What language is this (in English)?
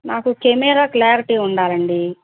Telugu